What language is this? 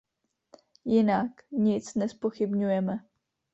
Czech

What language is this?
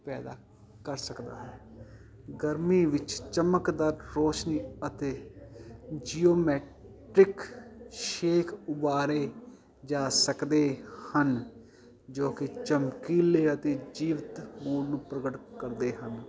Punjabi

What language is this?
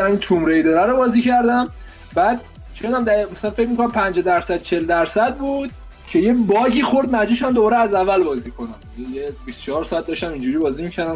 Persian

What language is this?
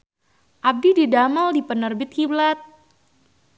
Sundanese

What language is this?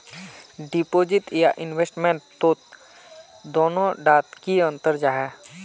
Magahi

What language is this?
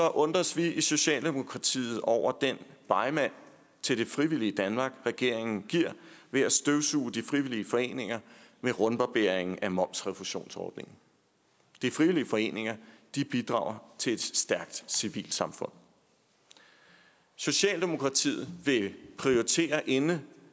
Danish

